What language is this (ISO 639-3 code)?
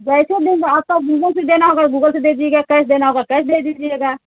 hin